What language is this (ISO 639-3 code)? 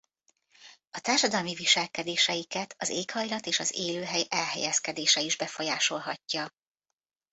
hun